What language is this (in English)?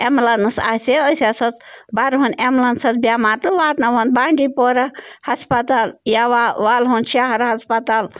Kashmiri